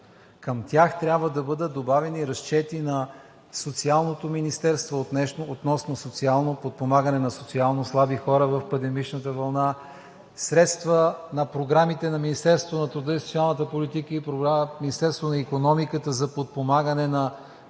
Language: Bulgarian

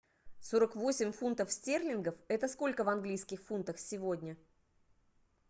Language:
Russian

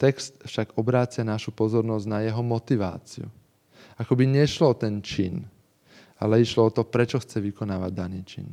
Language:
Slovak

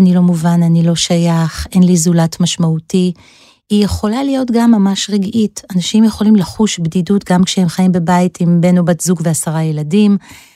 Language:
Hebrew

